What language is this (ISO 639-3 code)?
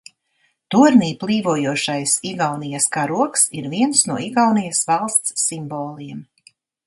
lav